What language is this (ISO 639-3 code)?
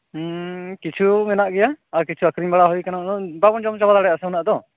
sat